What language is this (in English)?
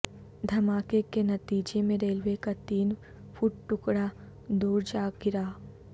Urdu